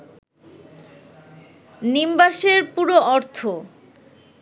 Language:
Bangla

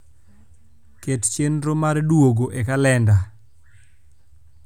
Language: Luo (Kenya and Tanzania)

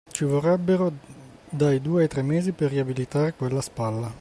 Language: Italian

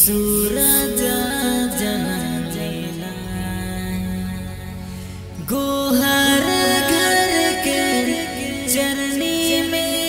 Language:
Thai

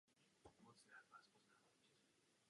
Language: Czech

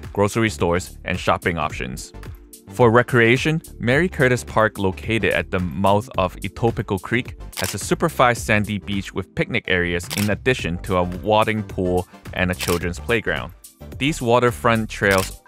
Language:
English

